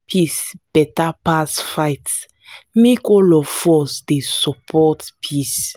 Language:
Nigerian Pidgin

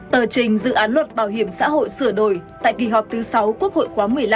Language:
Vietnamese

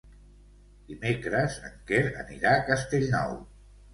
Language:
Catalan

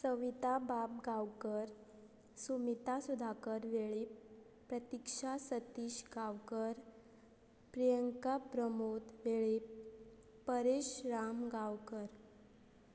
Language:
Konkani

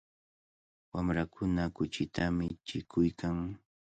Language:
Cajatambo North Lima Quechua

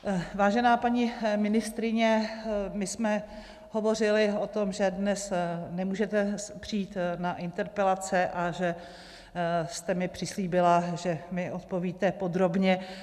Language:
Czech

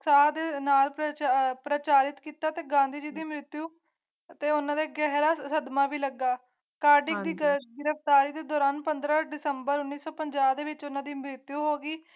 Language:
Punjabi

